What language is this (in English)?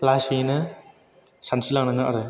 Bodo